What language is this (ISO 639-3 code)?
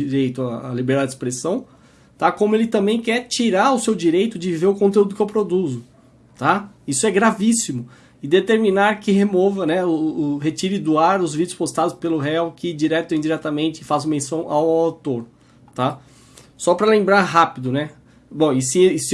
por